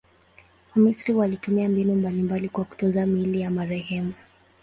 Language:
Swahili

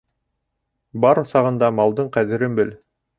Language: Bashkir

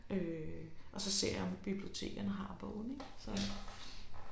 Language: Danish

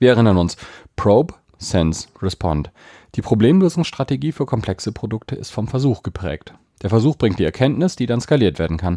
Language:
German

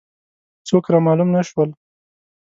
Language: Pashto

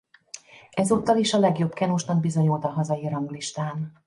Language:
Hungarian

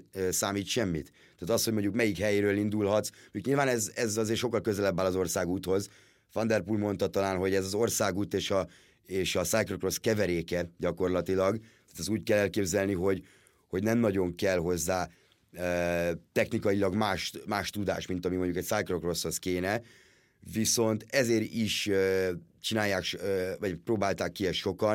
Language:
Hungarian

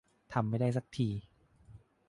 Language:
Thai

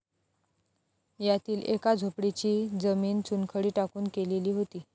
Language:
Marathi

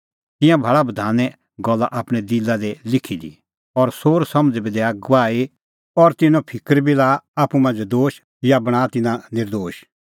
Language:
Kullu Pahari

